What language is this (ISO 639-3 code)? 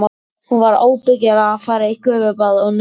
isl